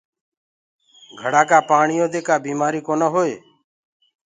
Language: Gurgula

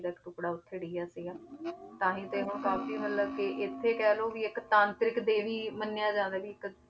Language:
Punjabi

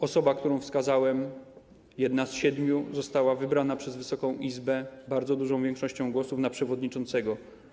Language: Polish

